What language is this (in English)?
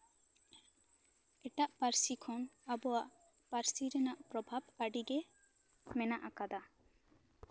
Santali